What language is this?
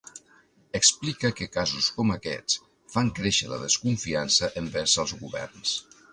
Catalan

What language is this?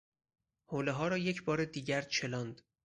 Persian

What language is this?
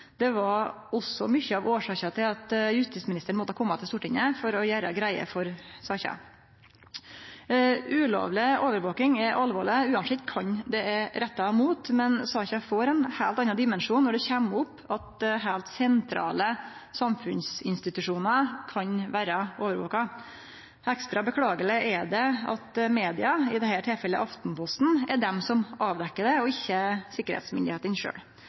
Norwegian Nynorsk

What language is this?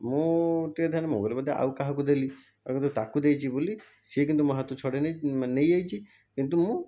Odia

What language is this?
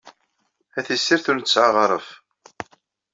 Kabyle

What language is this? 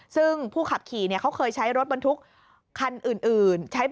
Thai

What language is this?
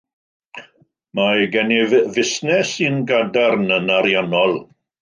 Welsh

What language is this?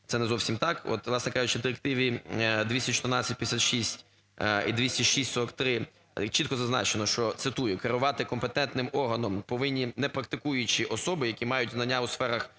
Ukrainian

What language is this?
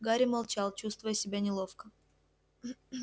Russian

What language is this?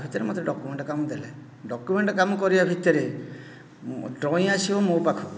Odia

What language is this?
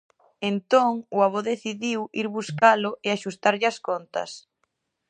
Galician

